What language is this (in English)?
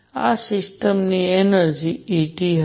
Gujarati